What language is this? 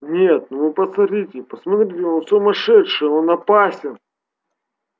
Russian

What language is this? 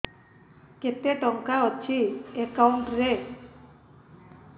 Odia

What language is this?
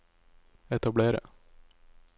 Norwegian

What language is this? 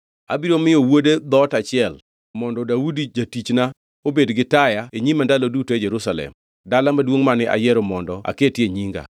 Luo (Kenya and Tanzania)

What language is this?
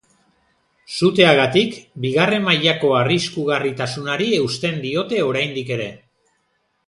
Basque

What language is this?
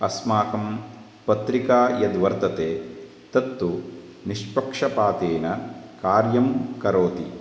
Sanskrit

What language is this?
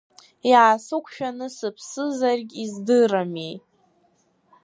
Abkhazian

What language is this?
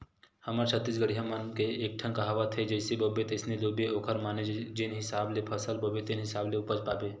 Chhattisgarhi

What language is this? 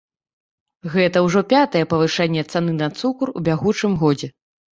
Belarusian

